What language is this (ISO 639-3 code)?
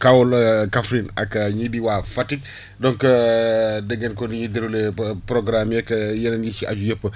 wol